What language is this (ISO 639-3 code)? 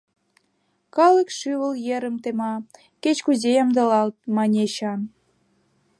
chm